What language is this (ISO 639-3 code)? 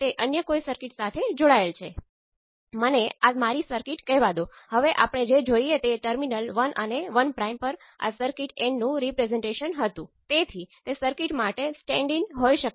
guj